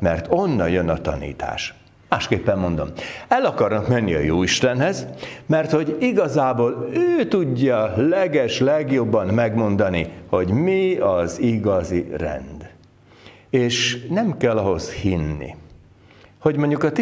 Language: Hungarian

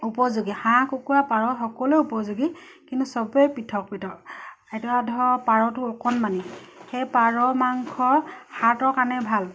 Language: Assamese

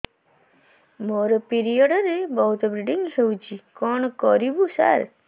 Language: Odia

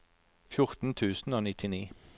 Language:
Norwegian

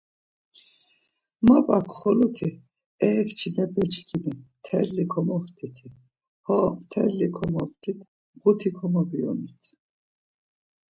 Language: Laz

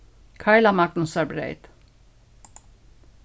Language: Faroese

